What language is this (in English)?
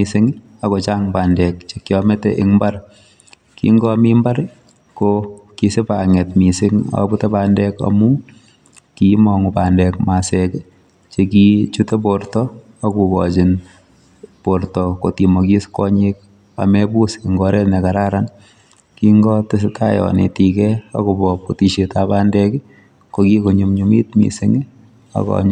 Kalenjin